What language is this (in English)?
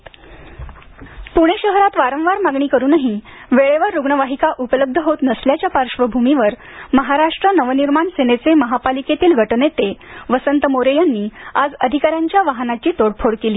Marathi